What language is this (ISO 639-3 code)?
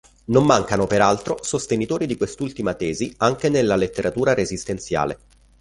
ita